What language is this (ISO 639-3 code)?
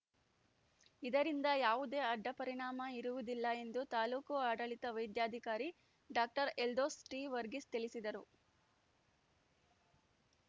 kan